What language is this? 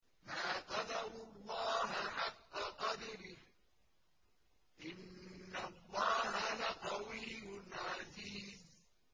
Arabic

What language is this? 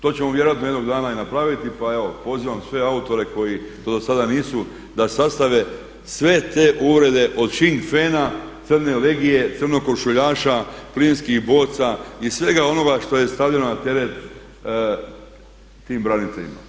Croatian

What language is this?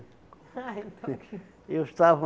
Portuguese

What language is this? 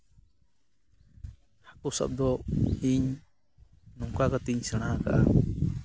Santali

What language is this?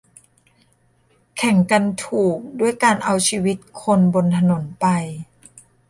Thai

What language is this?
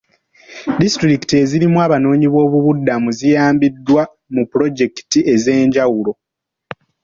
Ganda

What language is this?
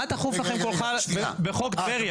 Hebrew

